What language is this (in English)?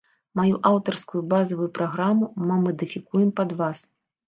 Belarusian